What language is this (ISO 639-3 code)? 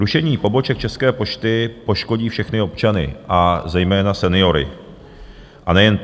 ces